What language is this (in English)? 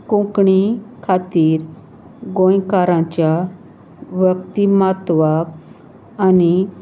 Konkani